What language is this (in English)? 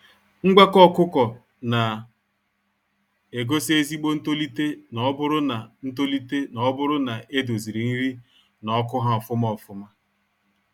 Igbo